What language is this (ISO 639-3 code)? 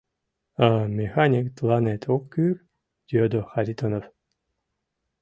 chm